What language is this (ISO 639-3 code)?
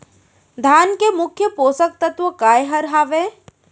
hne